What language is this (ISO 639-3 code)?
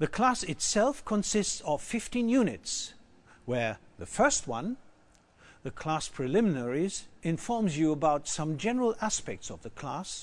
eng